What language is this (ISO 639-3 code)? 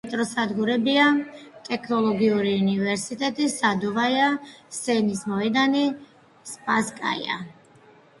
kat